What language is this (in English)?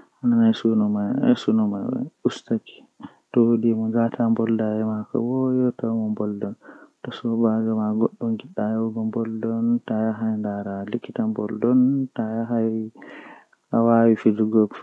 Western Niger Fulfulde